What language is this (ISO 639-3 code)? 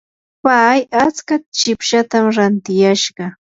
qur